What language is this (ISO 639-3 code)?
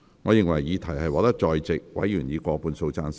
yue